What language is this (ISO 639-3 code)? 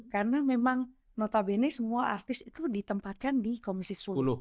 ind